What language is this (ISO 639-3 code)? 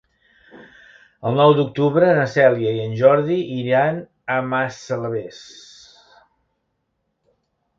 cat